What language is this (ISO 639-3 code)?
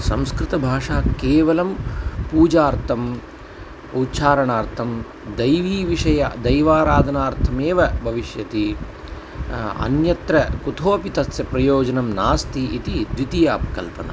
san